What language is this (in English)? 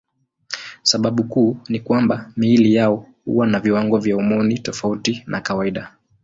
Swahili